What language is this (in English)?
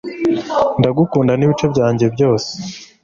Kinyarwanda